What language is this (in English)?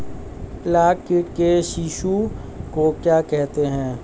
Hindi